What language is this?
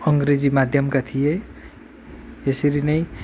Nepali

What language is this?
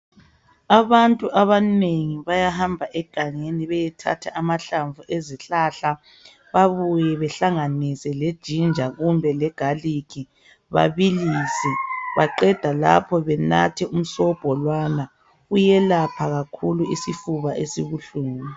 North Ndebele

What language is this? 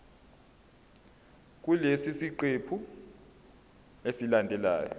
Zulu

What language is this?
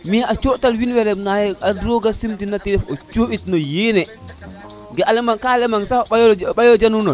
Serer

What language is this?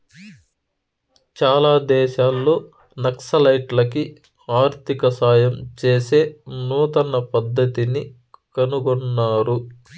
Telugu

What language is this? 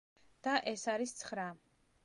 Georgian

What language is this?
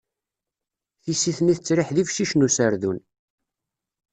Kabyle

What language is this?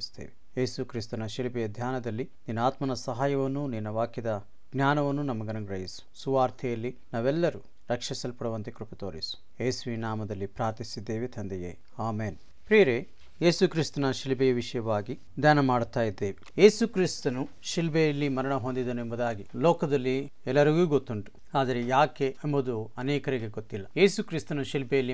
Kannada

